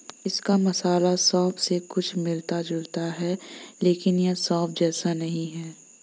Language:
Hindi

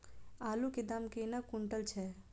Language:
Maithili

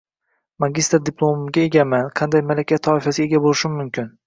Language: Uzbek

